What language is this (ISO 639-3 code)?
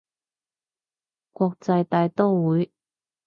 yue